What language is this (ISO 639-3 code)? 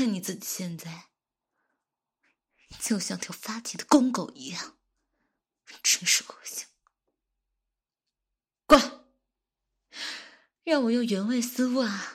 zho